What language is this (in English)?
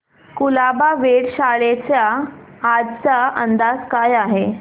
Marathi